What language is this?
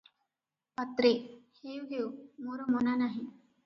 Odia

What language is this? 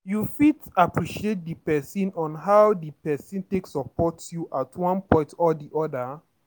Nigerian Pidgin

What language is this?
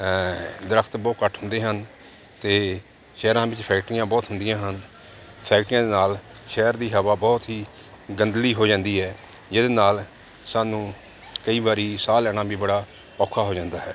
Punjabi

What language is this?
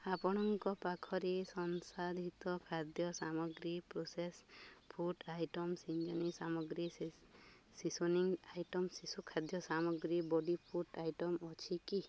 Odia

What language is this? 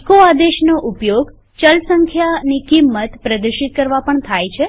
Gujarati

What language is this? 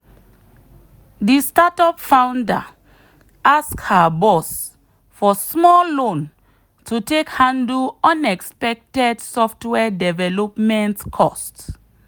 Nigerian Pidgin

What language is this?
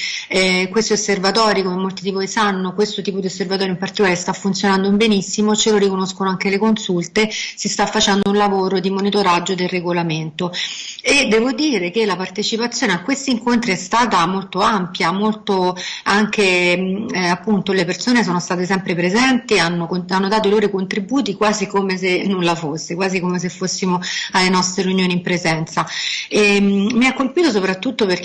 Italian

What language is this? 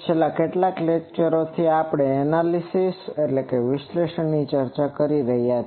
Gujarati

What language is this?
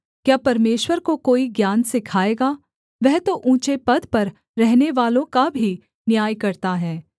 Hindi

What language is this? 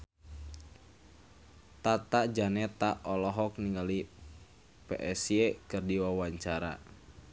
Sundanese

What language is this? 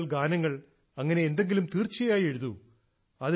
Malayalam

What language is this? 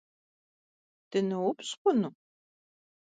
Kabardian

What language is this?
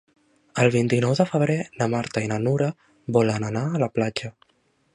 Catalan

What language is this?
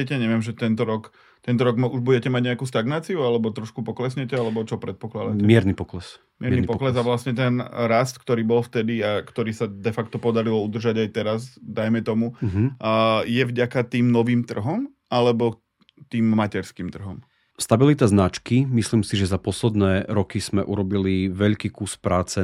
Slovak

